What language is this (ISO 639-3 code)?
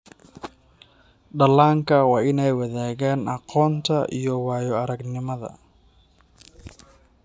som